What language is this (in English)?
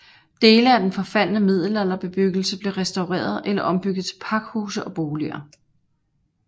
Danish